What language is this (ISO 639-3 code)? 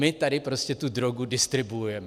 ces